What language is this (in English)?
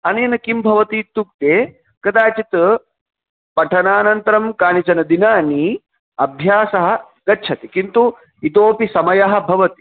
Sanskrit